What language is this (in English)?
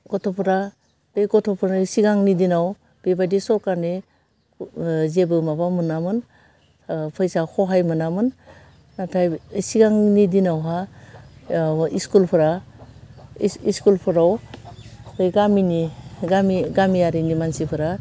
Bodo